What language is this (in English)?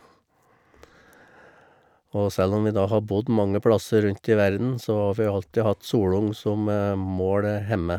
Norwegian